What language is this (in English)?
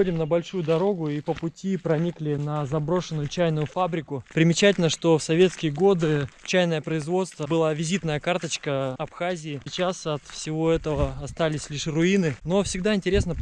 Russian